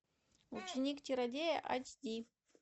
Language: Russian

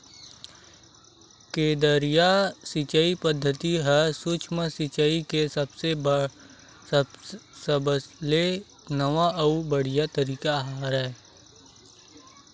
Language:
Chhattisgarhi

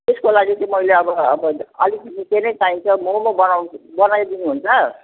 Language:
Nepali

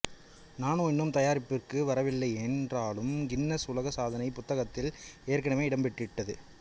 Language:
Tamil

